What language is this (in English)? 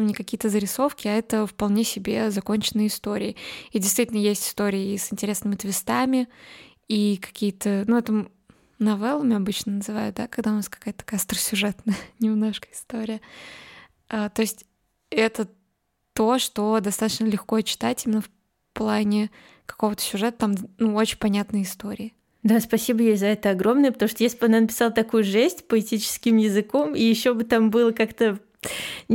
Russian